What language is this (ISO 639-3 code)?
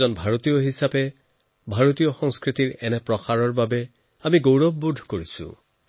asm